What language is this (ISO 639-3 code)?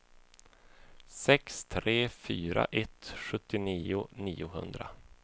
swe